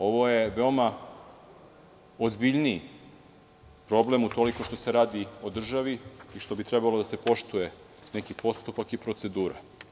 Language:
Serbian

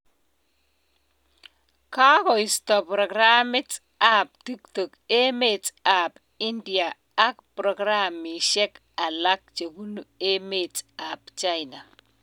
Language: Kalenjin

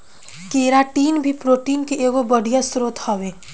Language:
Bhojpuri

